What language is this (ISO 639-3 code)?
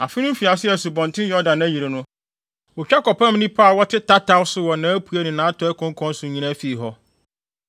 aka